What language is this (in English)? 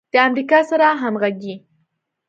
Pashto